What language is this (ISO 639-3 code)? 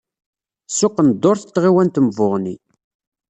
kab